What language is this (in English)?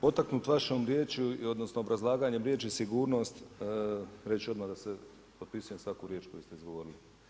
Croatian